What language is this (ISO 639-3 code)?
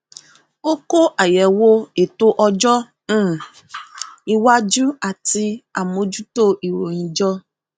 yor